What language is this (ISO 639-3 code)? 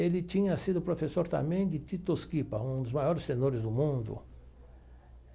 por